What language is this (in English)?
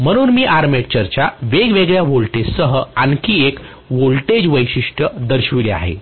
Marathi